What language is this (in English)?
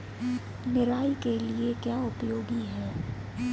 Hindi